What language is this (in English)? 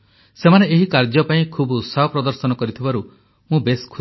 Odia